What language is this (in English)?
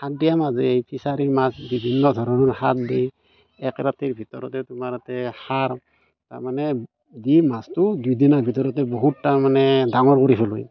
Assamese